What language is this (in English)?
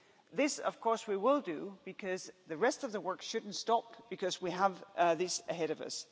English